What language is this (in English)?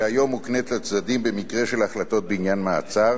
Hebrew